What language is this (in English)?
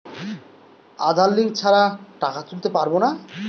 Bangla